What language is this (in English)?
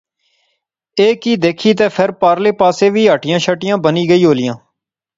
Pahari-Potwari